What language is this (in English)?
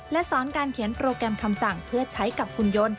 Thai